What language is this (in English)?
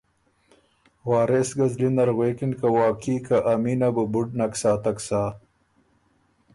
Ormuri